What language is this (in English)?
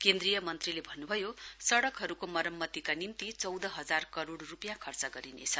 Nepali